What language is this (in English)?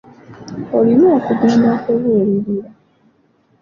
Ganda